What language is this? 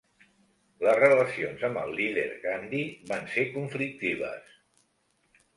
Catalan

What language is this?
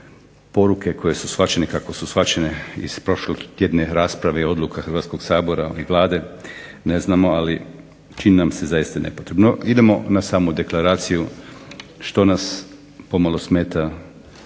Croatian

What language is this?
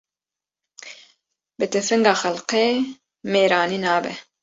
Kurdish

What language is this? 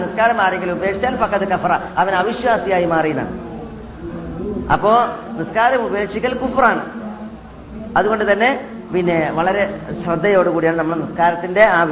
Malayalam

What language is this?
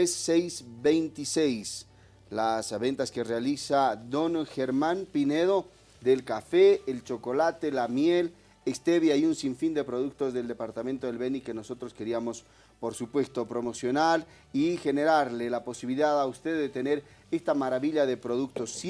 Spanish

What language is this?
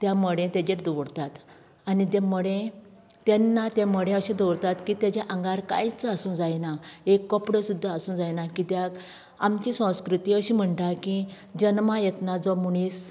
Konkani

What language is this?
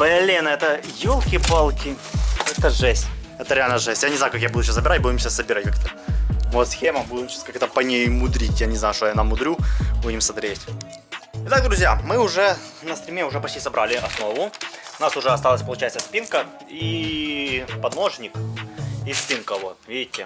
Russian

